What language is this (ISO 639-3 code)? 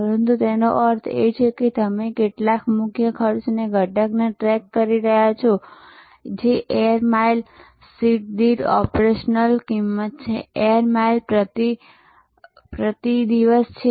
guj